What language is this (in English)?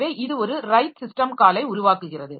Tamil